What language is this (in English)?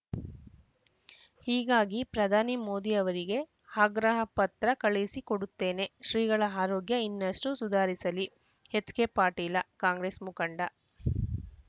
Kannada